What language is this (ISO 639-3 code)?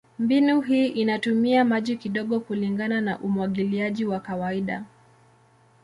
swa